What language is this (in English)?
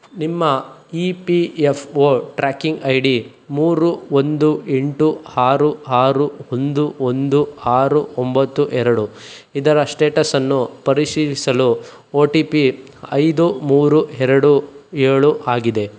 Kannada